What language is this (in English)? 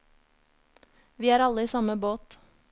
Norwegian